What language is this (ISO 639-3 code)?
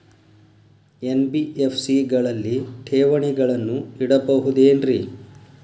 kan